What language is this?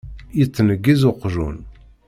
Kabyle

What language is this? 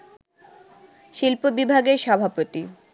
Bangla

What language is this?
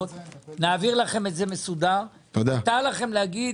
Hebrew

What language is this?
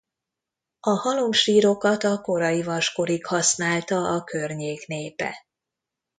Hungarian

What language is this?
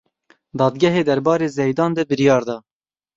Kurdish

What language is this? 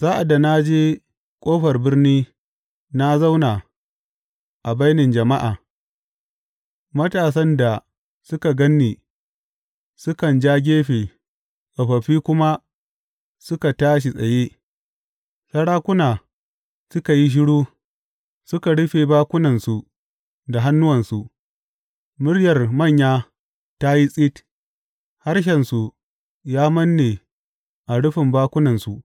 Hausa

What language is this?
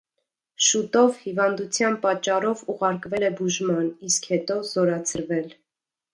Armenian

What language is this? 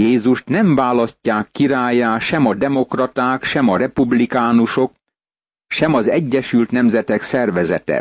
Hungarian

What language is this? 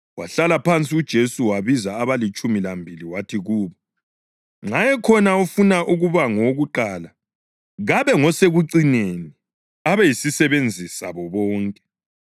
North Ndebele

